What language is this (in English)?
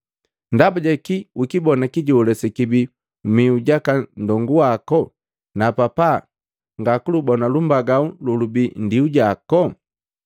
Matengo